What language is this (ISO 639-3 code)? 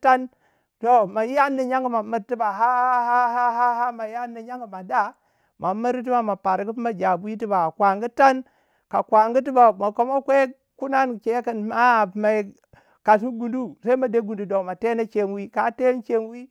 wja